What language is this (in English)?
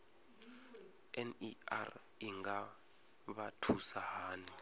Venda